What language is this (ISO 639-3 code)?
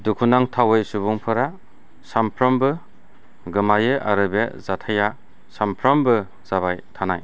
brx